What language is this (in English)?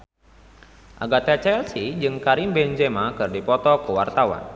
Sundanese